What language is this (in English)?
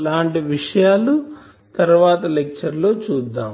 Telugu